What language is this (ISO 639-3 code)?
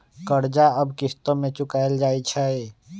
mag